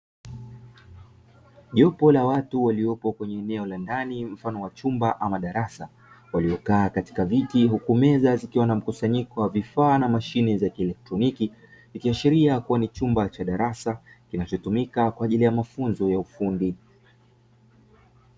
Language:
Swahili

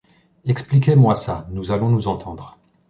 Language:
French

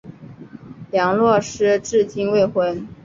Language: Chinese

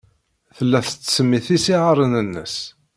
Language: Kabyle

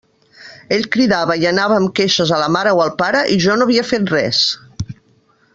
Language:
Catalan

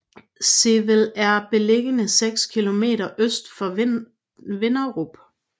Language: Danish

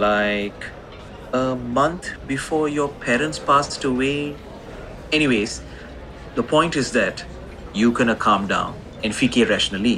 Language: Malay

